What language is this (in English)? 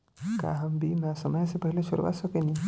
Bhojpuri